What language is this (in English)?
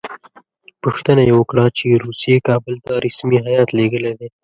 Pashto